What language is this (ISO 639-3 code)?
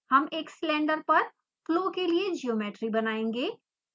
hin